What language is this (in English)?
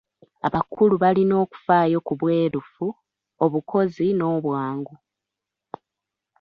Ganda